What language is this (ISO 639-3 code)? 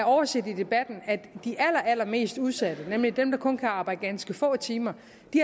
dan